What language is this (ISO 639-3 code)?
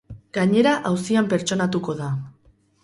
eus